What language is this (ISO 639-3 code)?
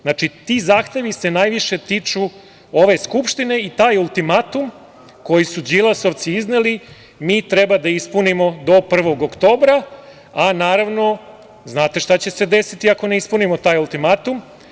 srp